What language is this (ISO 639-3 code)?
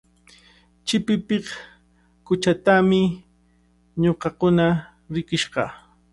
qvl